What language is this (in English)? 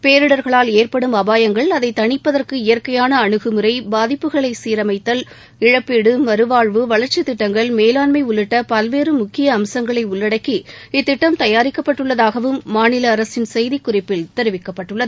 Tamil